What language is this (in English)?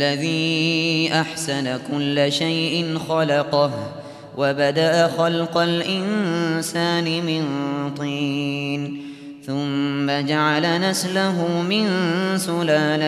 Arabic